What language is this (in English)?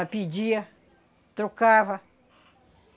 Portuguese